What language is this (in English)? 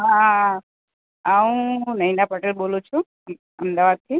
Gujarati